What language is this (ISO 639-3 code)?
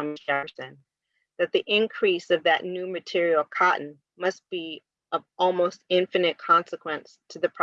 eng